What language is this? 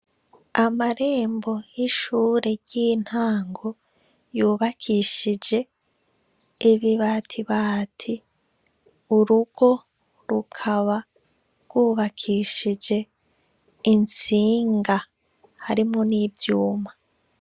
Rundi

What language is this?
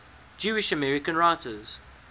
English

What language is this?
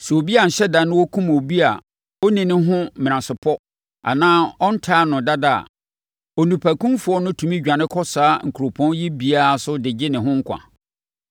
Akan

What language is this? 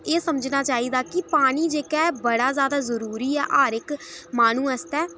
Dogri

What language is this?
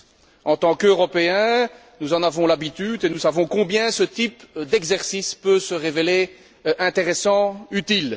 French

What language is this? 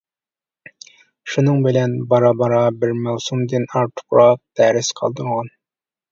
Uyghur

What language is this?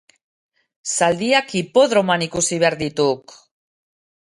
Basque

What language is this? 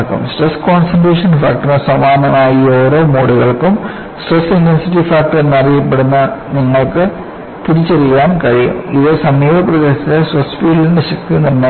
Malayalam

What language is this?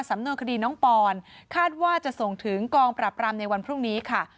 Thai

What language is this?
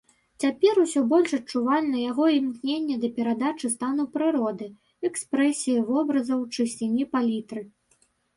Belarusian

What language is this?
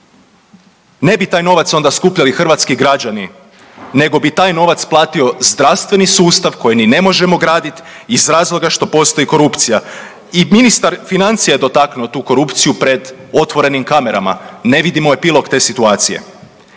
Croatian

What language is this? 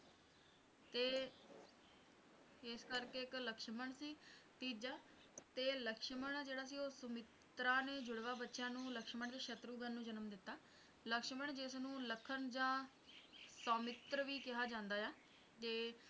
Punjabi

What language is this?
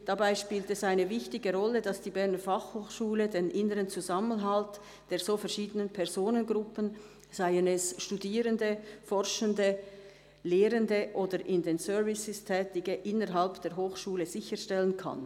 Swiss German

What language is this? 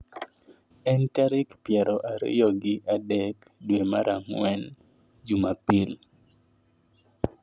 Luo (Kenya and Tanzania)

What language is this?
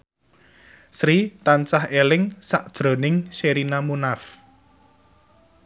Javanese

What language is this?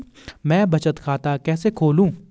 Hindi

